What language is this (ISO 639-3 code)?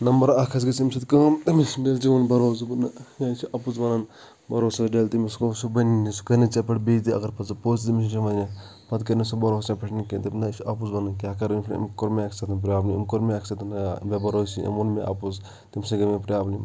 kas